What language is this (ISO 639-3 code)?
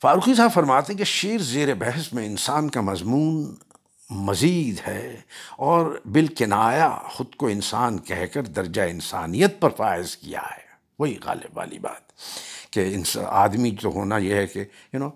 urd